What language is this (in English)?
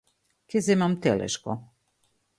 Macedonian